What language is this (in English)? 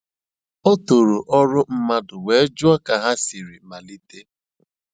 Igbo